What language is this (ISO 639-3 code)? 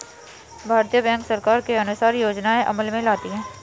hin